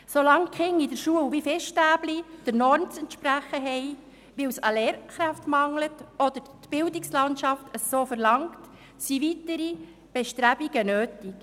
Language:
Swiss German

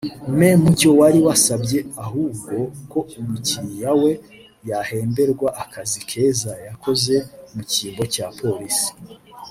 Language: Kinyarwanda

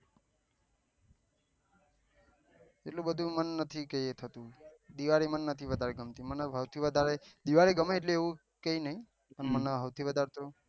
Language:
Gujarati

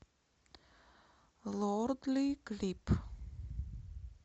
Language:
Russian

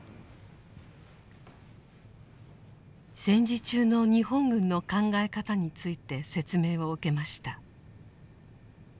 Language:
Japanese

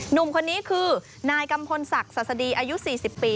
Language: Thai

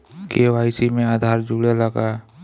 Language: Bhojpuri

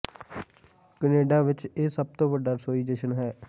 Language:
Punjabi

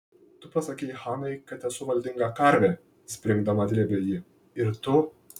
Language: Lithuanian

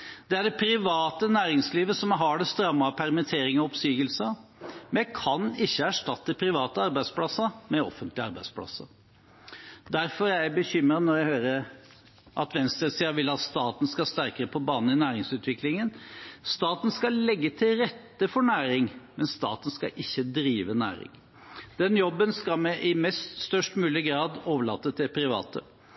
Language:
Norwegian Bokmål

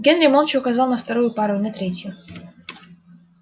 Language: Russian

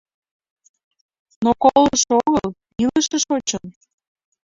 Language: Mari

